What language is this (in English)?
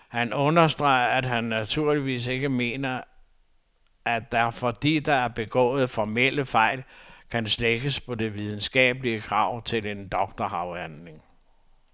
Danish